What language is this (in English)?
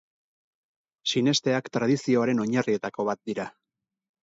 Basque